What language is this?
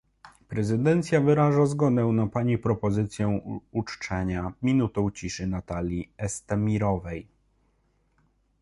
Polish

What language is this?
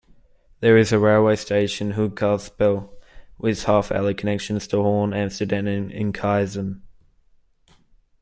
English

